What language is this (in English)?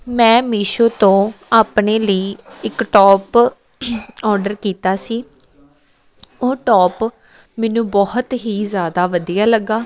Punjabi